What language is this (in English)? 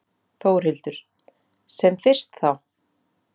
Icelandic